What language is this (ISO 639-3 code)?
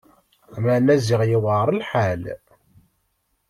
kab